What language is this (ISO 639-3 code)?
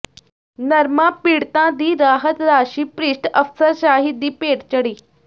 pan